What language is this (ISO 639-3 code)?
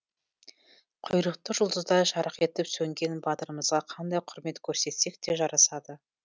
kaz